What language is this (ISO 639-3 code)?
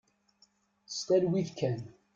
kab